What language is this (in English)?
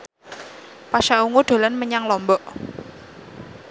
Javanese